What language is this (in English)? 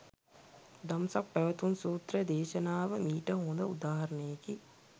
Sinhala